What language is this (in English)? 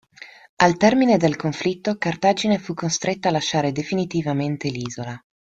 Italian